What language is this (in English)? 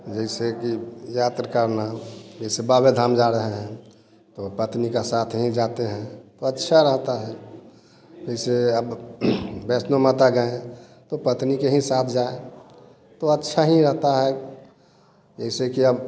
Hindi